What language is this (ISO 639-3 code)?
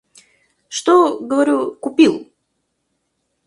rus